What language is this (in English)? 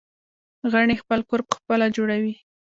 Pashto